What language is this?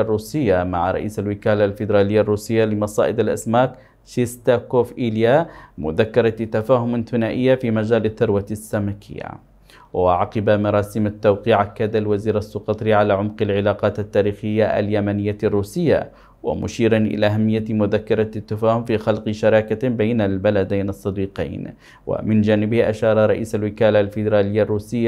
Arabic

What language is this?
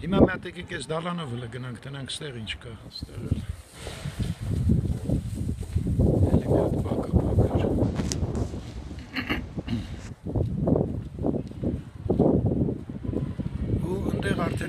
Turkish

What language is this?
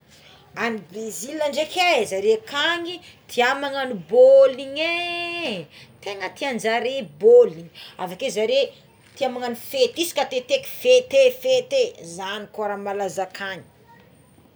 Tsimihety Malagasy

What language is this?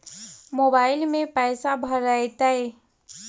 Magahi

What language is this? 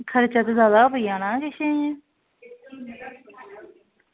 Dogri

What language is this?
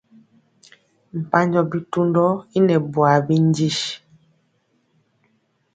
Mpiemo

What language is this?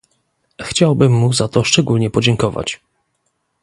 Polish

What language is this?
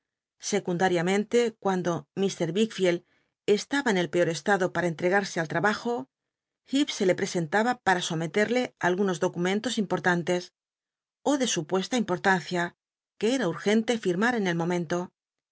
Spanish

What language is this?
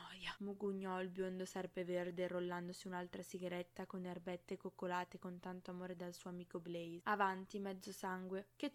Italian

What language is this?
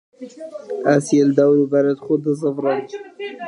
Kurdish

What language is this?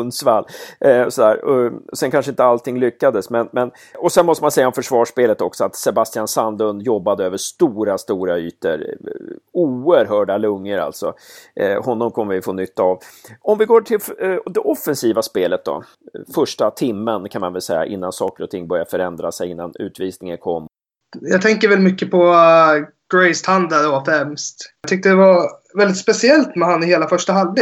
Swedish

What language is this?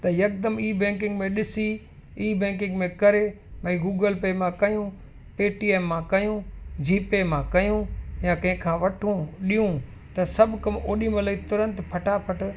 Sindhi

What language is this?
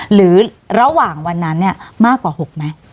Thai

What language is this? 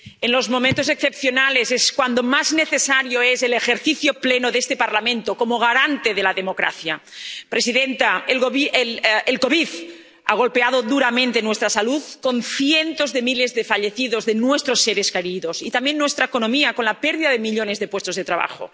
Spanish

